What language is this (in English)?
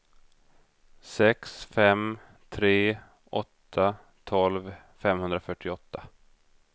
Swedish